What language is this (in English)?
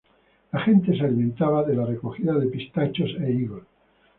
Spanish